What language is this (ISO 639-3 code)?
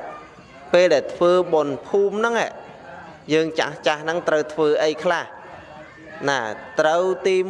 vie